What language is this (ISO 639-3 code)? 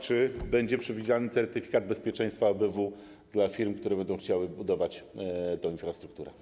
pol